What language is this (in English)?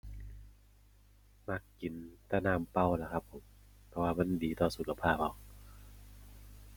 Thai